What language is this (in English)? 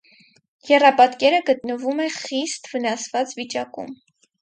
Armenian